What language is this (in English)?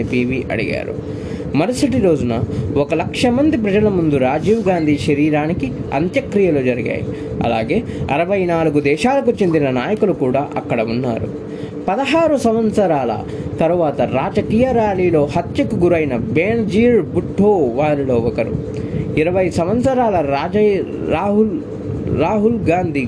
Telugu